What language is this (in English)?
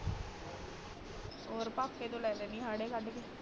Punjabi